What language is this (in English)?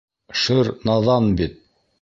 Bashkir